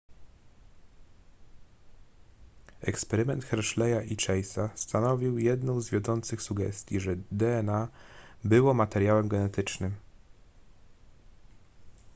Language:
Polish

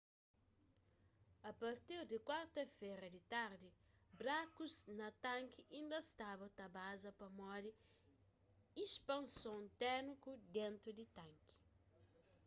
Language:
Kabuverdianu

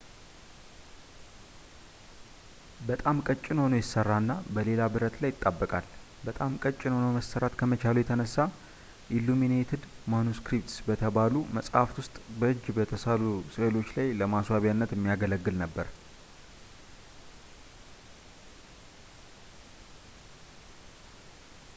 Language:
Amharic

